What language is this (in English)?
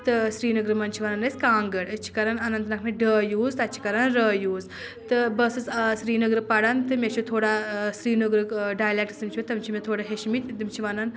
Kashmiri